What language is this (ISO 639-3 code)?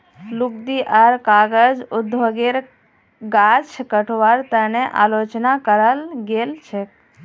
mag